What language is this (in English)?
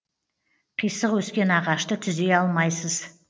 Kazakh